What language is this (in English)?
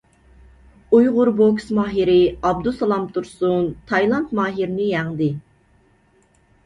Uyghur